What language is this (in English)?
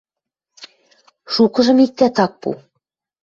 Western Mari